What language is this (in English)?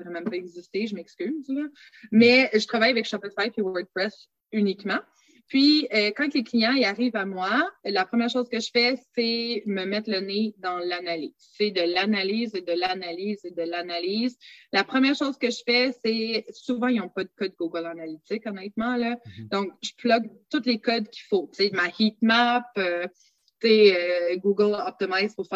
French